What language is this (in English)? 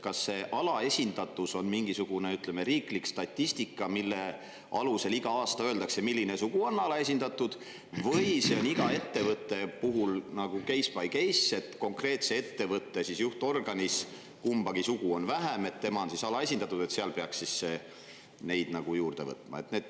Estonian